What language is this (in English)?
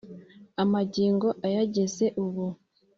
Kinyarwanda